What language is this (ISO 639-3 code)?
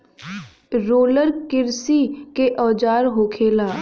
bho